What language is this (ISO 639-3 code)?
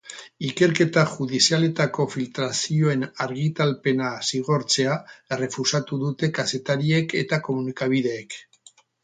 eus